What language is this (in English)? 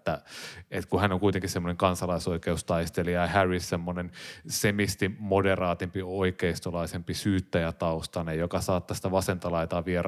Finnish